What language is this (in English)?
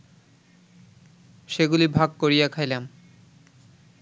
Bangla